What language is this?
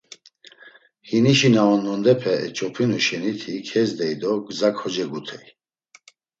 Laz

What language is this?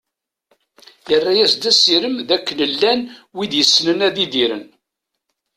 Kabyle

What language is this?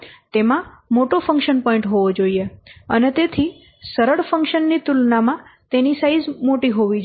Gujarati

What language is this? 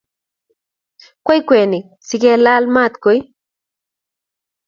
Kalenjin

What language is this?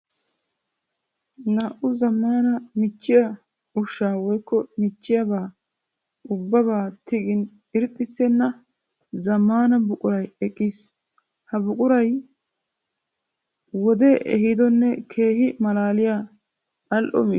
Wolaytta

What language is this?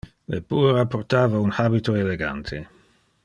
Interlingua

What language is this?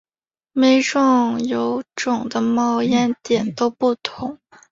Chinese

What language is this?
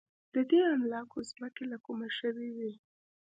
Pashto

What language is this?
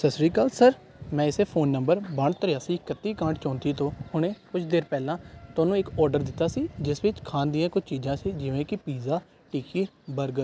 Punjabi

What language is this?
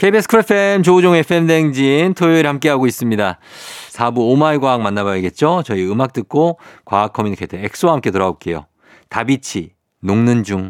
Korean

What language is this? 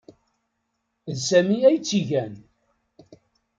Kabyle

